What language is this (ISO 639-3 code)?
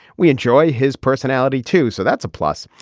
eng